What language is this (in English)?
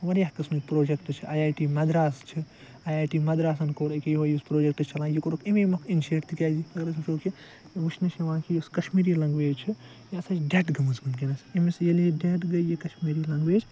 Kashmiri